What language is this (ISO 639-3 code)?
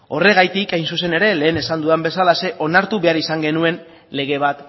eus